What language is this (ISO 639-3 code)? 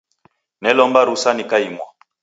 dav